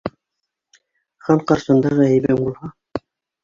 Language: Bashkir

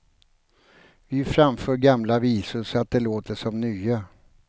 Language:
Swedish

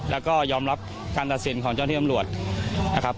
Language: Thai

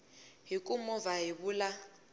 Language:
Tsonga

